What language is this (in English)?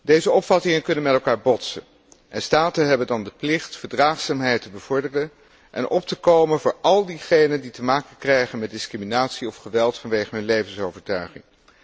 Dutch